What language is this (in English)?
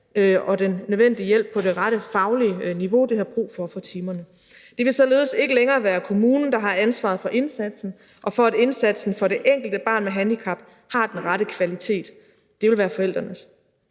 Danish